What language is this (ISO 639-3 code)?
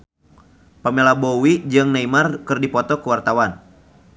sun